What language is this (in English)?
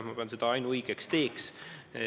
Estonian